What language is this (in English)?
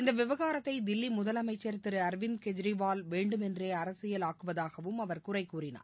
Tamil